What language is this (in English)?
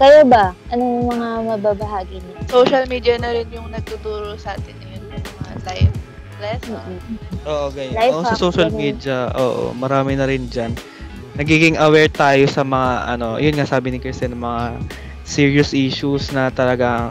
Filipino